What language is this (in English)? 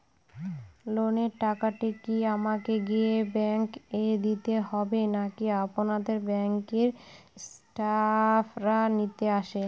Bangla